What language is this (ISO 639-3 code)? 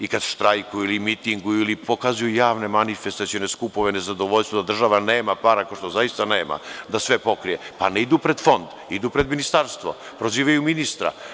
srp